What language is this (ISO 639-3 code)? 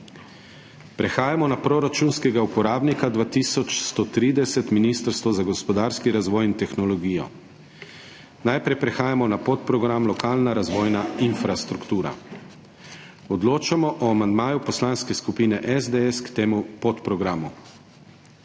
slv